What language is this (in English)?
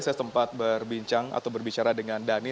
Indonesian